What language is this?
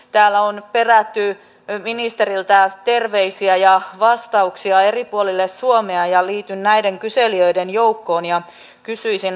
Finnish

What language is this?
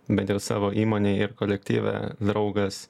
Lithuanian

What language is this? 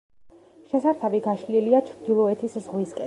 Georgian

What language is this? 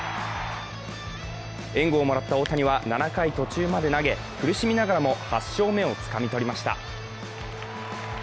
Japanese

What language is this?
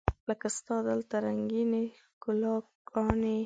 Pashto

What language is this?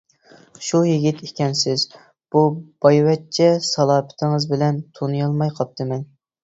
Uyghur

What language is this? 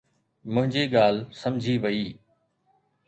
Sindhi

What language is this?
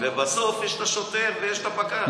Hebrew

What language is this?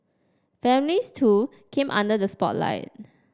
English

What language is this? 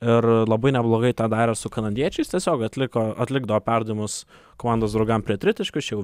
Lithuanian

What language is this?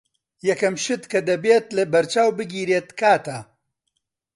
Central Kurdish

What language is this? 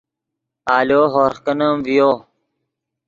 Yidgha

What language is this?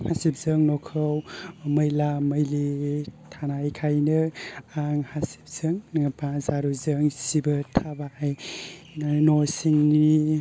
Bodo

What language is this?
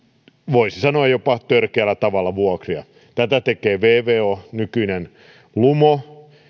Finnish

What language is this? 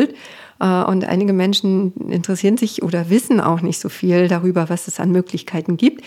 German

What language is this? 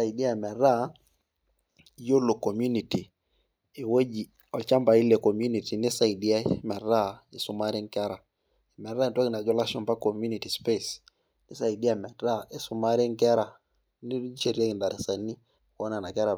Masai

